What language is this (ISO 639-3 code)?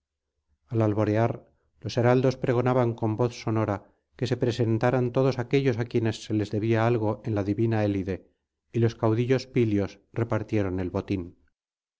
spa